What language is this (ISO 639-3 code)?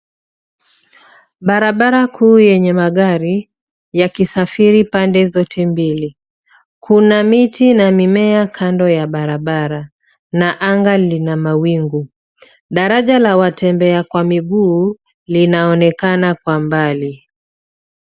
swa